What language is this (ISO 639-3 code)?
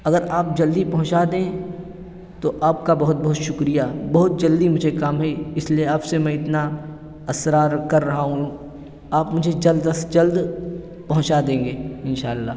urd